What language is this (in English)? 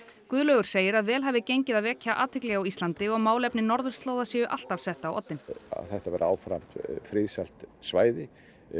Icelandic